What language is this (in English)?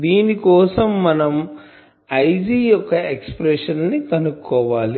Telugu